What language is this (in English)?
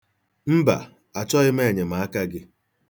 Igbo